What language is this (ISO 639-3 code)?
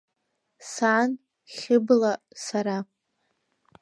abk